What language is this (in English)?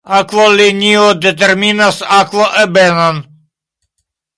Esperanto